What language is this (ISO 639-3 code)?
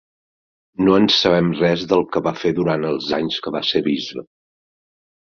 cat